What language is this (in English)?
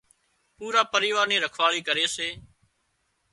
Wadiyara Koli